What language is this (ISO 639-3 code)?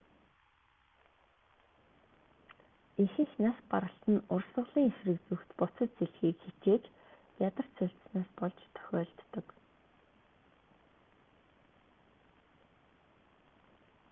mon